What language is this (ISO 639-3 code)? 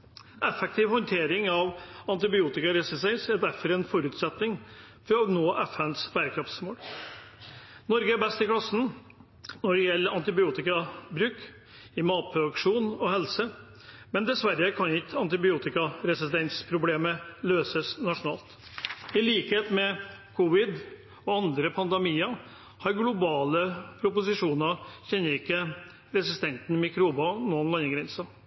nob